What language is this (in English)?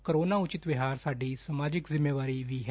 Punjabi